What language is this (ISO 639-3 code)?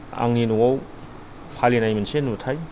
brx